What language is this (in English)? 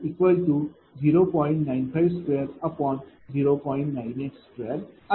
Marathi